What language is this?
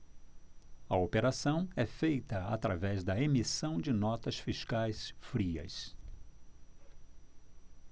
Portuguese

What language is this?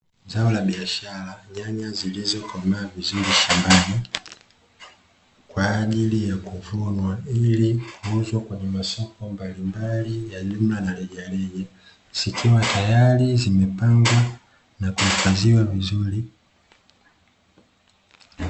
Swahili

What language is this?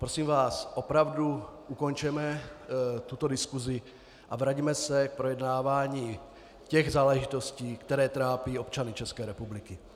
Czech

